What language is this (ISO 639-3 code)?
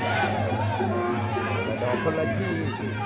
tha